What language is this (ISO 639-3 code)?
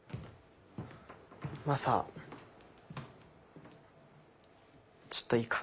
jpn